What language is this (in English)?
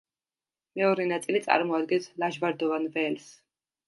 Georgian